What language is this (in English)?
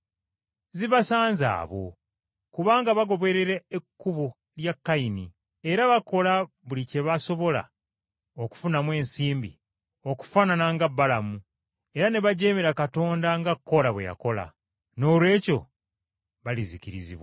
Ganda